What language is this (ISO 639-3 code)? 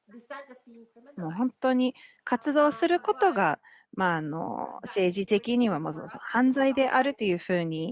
jpn